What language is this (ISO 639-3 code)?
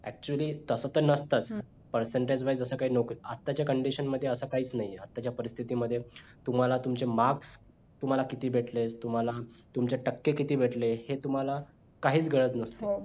mar